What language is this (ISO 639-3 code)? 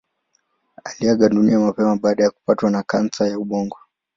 swa